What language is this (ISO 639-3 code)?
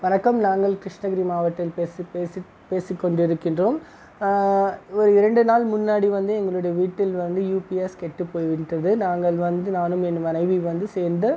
tam